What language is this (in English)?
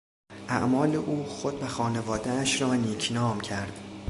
Persian